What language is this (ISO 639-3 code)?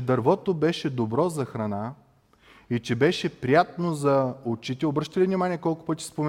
bul